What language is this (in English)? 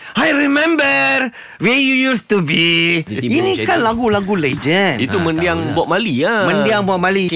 Malay